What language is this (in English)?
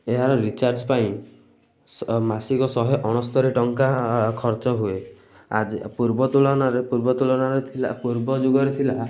Odia